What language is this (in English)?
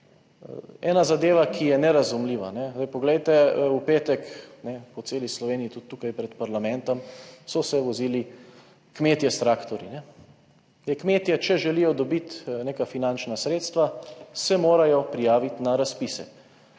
Slovenian